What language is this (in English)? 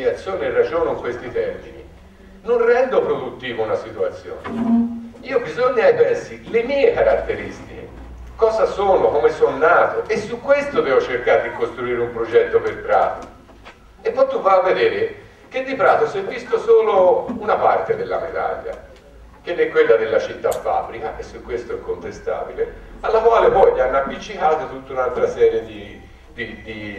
Italian